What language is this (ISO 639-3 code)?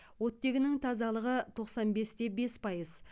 kaz